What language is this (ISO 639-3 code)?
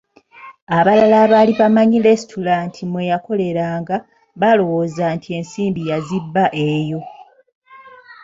lug